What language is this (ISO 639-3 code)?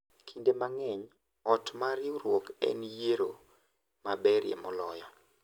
luo